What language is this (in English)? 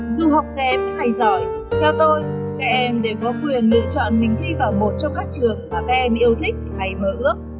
Vietnamese